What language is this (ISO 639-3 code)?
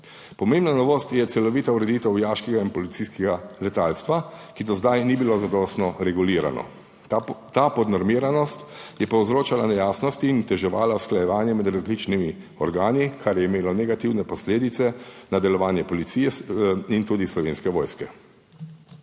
slv